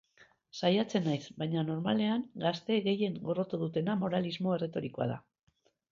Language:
Basque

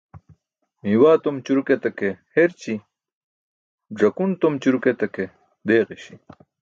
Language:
Burushaski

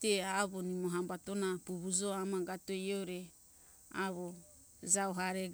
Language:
Hunjara-Kaina Ke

